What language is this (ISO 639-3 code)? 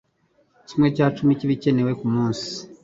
kin